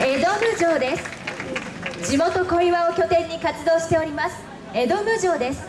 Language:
Japanese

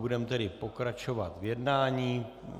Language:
Czech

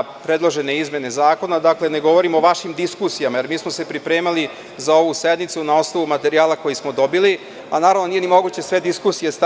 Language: Serbian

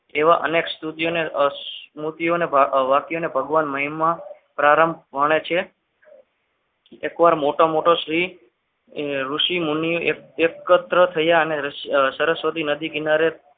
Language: Gujarati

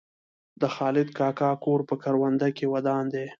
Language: Pashto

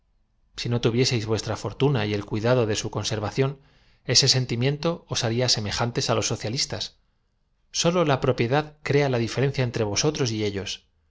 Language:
Spanish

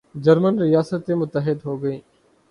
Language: Urdu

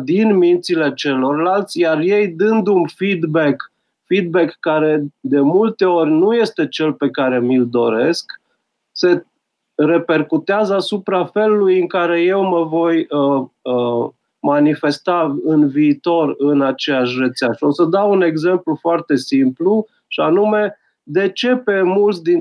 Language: Romanian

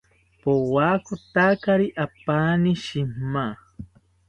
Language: South Ucayali Ashéninka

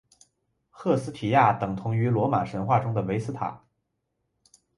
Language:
Chinese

